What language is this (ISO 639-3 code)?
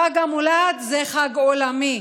heb